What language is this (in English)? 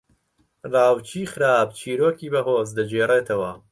Central Kurdish